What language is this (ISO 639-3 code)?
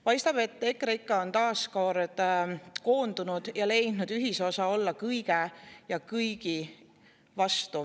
est